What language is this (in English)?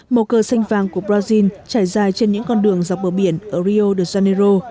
Vietnamese